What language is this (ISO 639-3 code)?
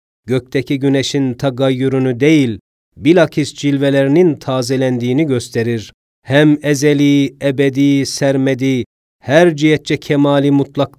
tur